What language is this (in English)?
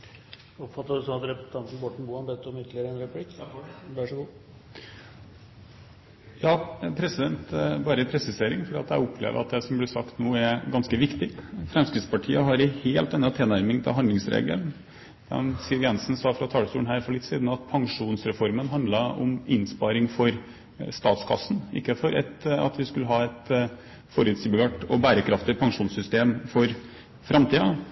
Norwegian